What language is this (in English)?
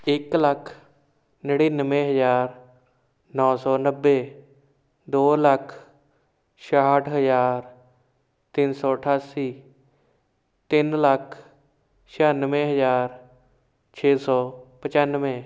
Punjabi